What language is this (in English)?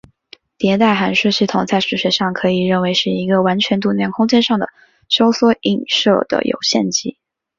Chinese